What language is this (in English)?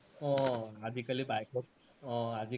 Assamese